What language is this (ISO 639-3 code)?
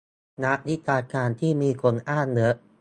tha